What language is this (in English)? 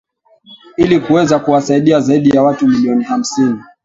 Swahili